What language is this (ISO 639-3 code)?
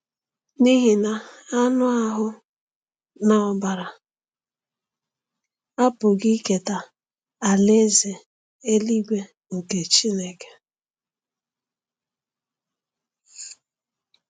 ibo